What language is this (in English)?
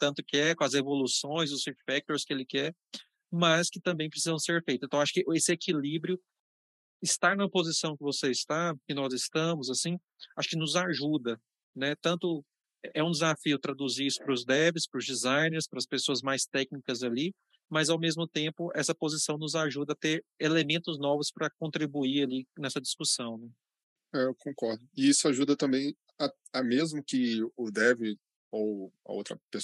Portuguese